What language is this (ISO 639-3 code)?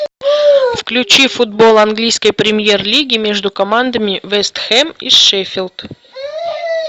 rus